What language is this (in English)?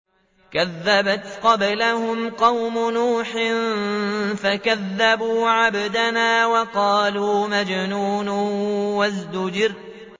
Arabic